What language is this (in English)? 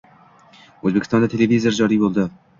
Uzbek